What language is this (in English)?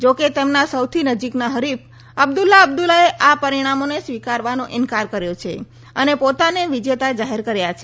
Gujarati